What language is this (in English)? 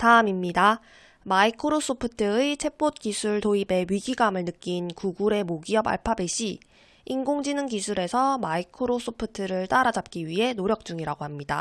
Korean